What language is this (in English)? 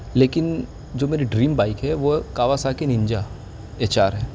Urdu